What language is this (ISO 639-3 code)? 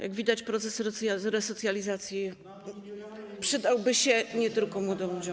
pol